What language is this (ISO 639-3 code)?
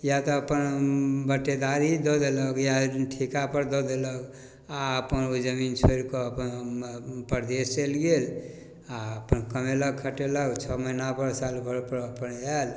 mai